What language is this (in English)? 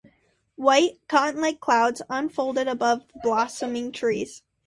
English